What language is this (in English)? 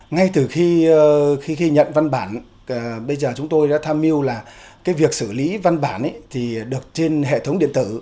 Vietnamese